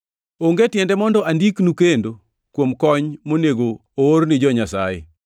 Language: Luo (Kenya and Tanzania)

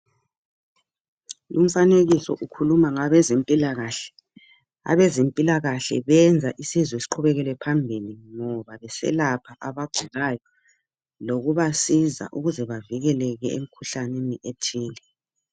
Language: North Ndebele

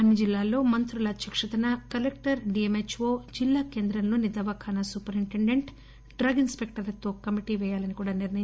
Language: Telugu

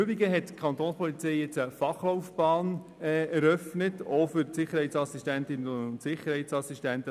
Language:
Swiss German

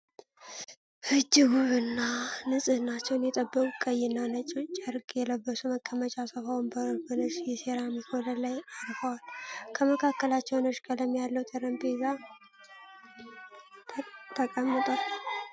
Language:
Amharic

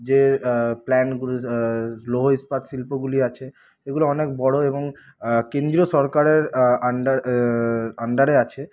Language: Bangla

